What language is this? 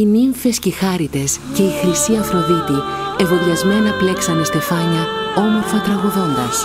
Greek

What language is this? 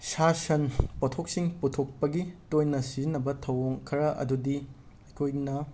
Manipuri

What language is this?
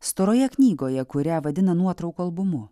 Lithuanian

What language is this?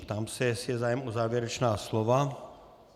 Czech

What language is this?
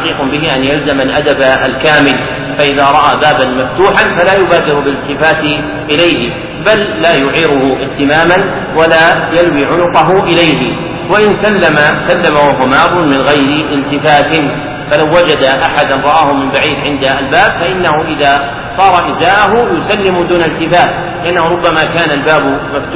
Arabic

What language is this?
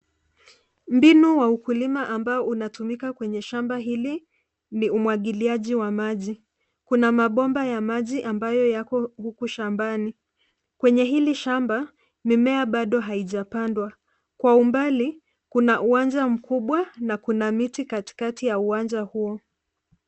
Swahili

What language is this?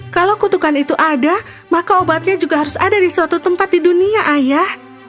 Indonesian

